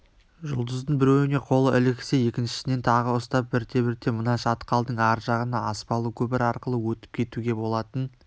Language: Kazakh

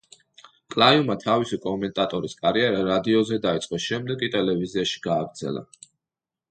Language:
Georgian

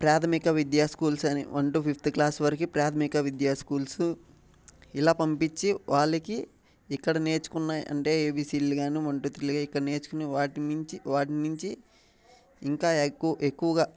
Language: Telugu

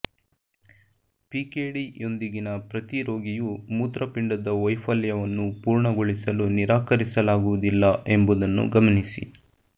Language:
Kannada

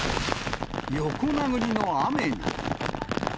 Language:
Japanese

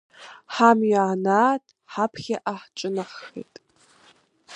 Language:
Abkhazian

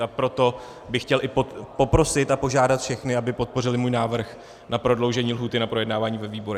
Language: Czech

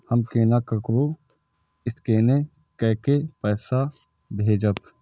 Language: Maithili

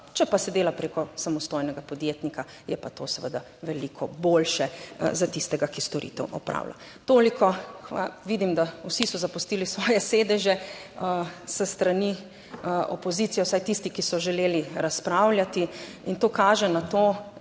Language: Slovenian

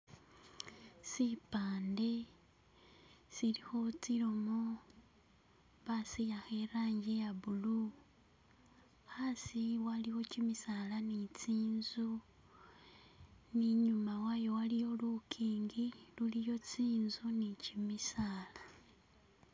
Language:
Masaaba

